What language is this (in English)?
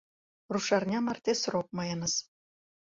Mari